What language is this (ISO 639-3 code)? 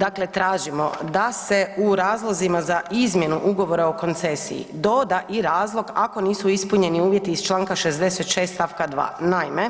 hrv